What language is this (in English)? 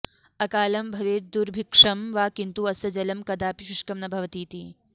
Sanskrit